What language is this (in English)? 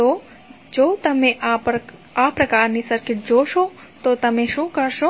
Gujarati